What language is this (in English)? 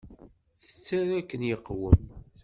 Kabyle